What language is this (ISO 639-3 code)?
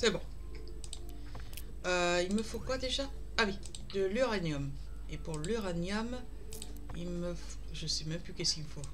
fra